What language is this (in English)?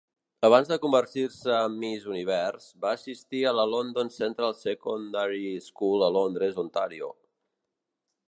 Catalan